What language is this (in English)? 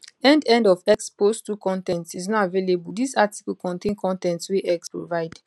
Nigerian Pidgin